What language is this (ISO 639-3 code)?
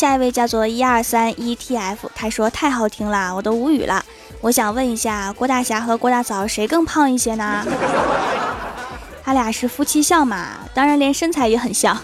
zho